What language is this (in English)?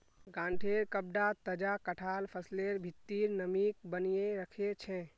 Magahi